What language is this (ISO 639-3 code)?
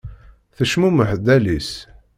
kab